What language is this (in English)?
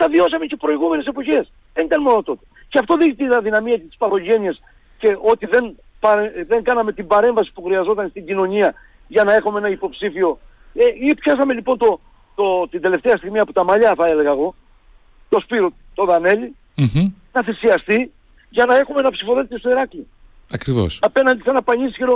Greek